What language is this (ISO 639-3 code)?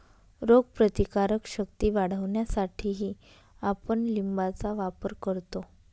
mar